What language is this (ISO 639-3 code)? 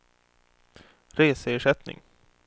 swe